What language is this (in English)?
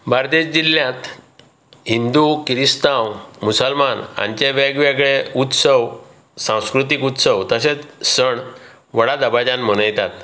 Konkani